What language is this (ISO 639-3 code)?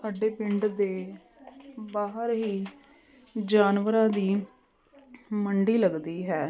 pan